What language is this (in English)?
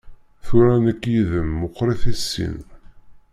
Kabyle